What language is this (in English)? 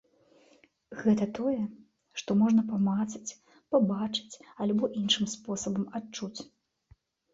Belarusian